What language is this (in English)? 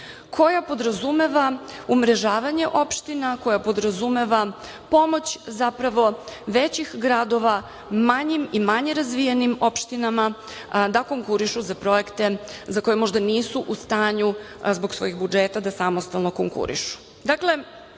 Serbian